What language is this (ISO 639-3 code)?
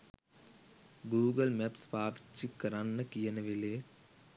sin